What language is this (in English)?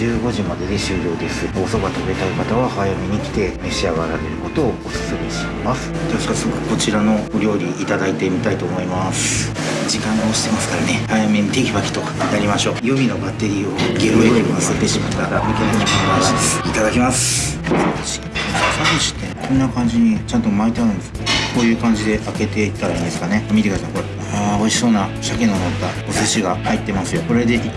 Japanese